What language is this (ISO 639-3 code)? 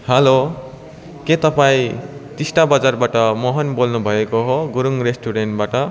nep